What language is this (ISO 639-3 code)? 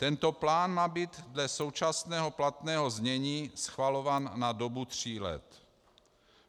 ces